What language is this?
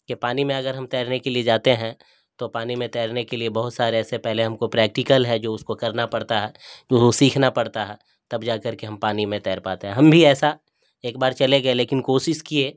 Urdu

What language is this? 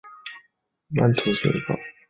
Chinese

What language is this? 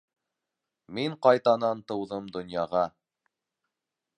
Bashkir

